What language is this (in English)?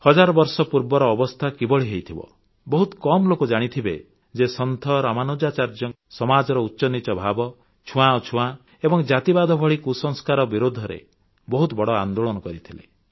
Odia